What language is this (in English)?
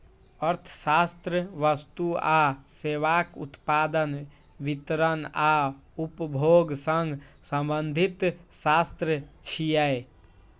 Maithili